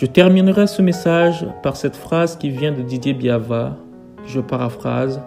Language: French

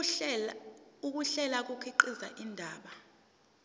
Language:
Zulu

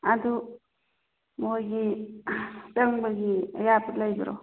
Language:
Manipuri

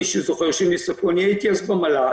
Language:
Hebrew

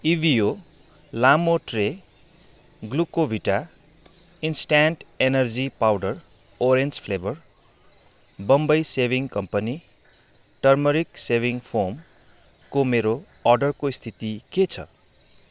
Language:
Nepali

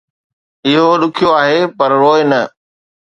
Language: Sindhi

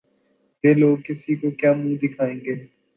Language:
Urdu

